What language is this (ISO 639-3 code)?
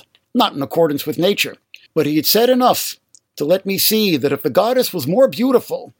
eng